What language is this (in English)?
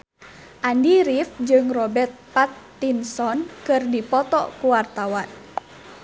Sundanese